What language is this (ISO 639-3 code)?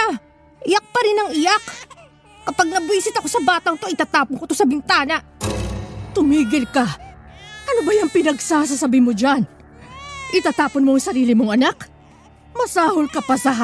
fil